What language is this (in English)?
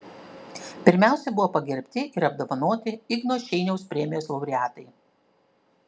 Lithuanian